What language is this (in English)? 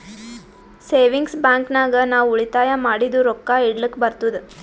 Kannada